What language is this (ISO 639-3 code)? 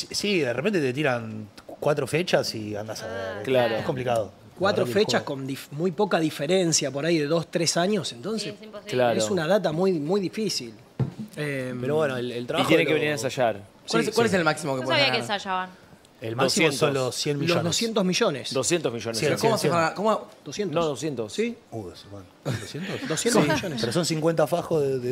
spa